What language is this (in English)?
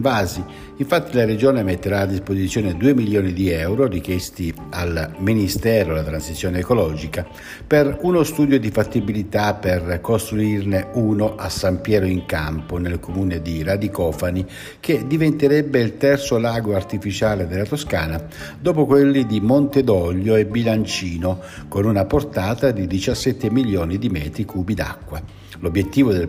Italian